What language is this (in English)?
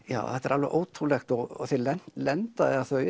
Icelandic